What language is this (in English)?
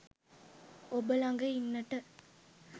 Sinhala